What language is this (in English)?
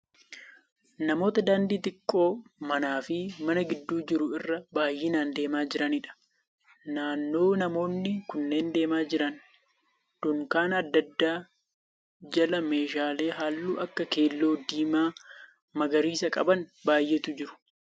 Oromo